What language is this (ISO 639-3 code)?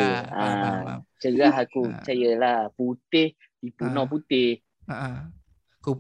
msa